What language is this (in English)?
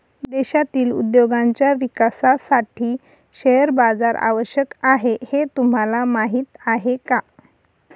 Marathi